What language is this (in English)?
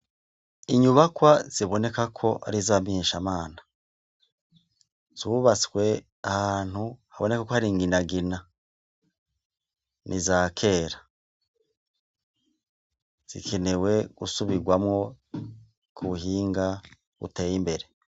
Rundi